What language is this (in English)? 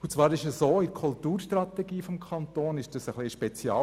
Swiss German